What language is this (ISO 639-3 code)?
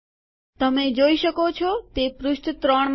guj